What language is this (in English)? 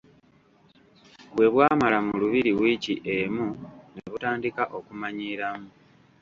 Ganda